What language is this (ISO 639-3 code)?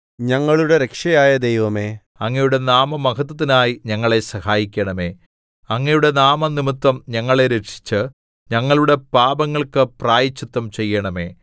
mal